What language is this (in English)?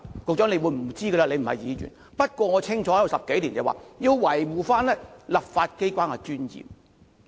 Cantonese